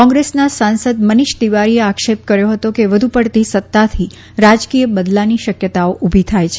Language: Gujarati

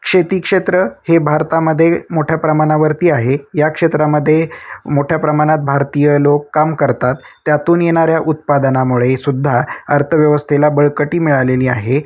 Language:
Marathi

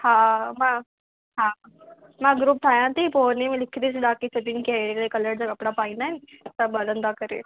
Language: Sindhi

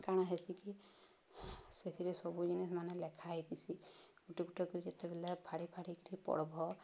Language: Odia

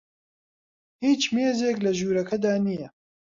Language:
Central Kurdish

